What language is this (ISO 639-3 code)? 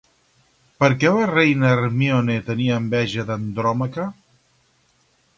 cat